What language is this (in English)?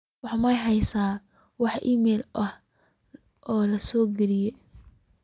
Somali